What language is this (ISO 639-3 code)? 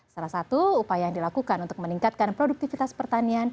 ind